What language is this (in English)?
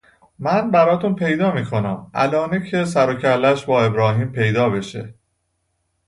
Persian